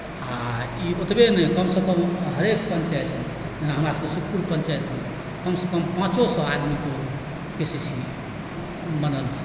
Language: Maithili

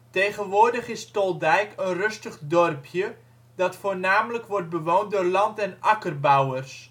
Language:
Dutch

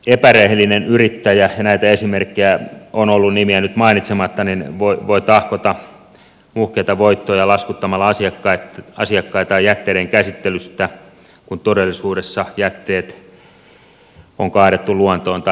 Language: Finnish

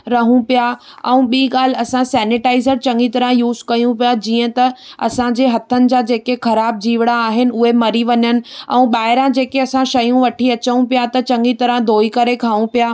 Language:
Sindhi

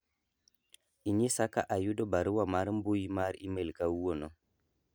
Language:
Luo (Kenya and Tanzania)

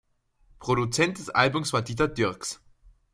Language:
German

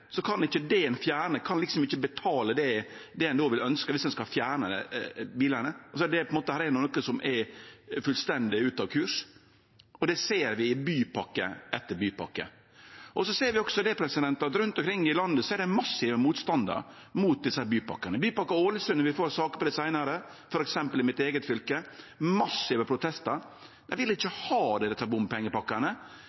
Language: Norwegian Nynorsk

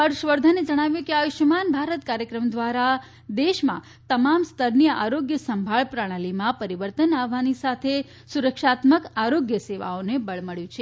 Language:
Gujarati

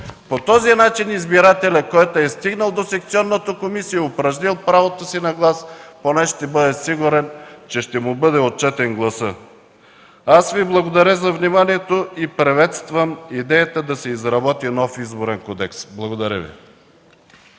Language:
Bulgarian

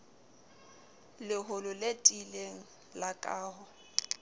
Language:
Southern Sotho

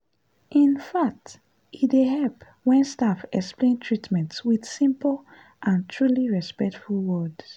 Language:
Nigerian Pidgin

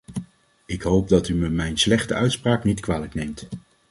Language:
Dutch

